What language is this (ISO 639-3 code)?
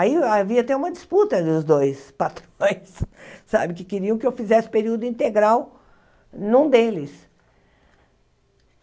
por